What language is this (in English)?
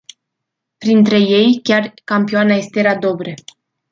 Romanian